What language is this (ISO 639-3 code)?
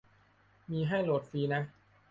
tha